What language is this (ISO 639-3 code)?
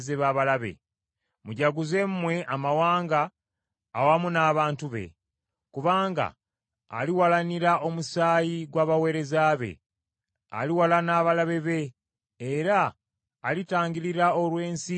lug